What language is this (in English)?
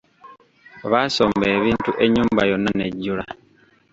Ganda